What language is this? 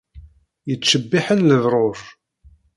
Kabyle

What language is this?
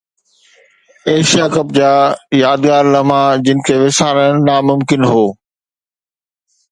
Sindhi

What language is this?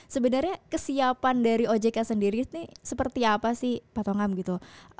Indonesian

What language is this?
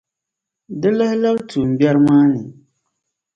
Dagbani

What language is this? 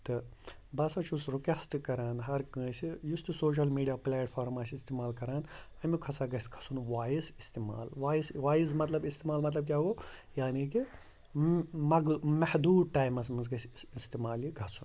Kashmiri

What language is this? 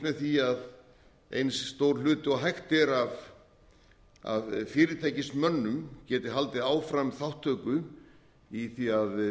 Icelandic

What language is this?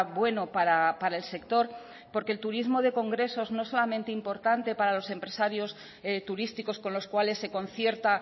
Spanish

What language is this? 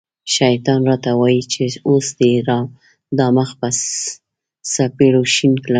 Pashto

